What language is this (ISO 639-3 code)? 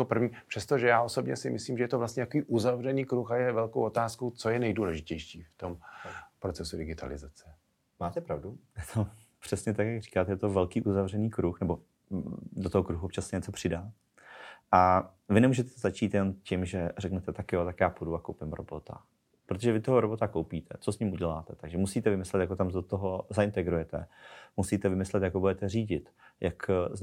ces